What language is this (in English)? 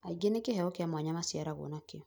Kikuyu